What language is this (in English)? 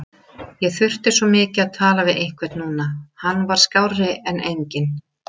Icelandic